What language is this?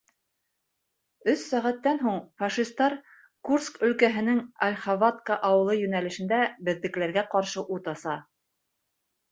Bashkir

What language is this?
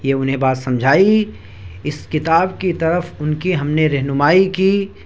Urdu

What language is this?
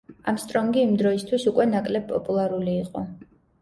Georgian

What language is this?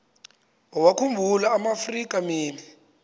Xhosa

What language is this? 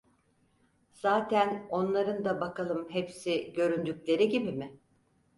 Turkish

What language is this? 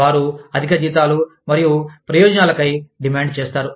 Telugu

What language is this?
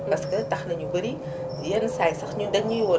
Wolof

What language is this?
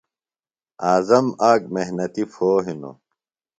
Phalura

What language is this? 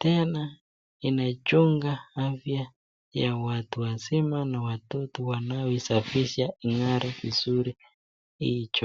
Swahili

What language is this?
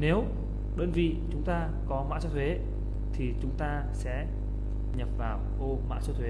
Vietnamese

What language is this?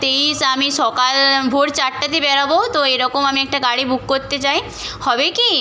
Bangla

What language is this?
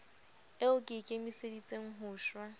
Southern Sotho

